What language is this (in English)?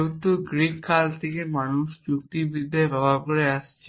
Bangla